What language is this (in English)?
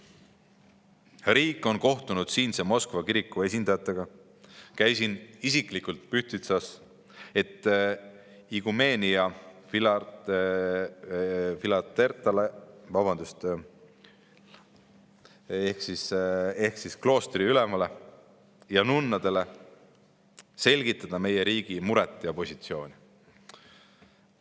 Estonian